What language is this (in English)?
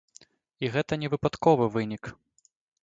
Belarusian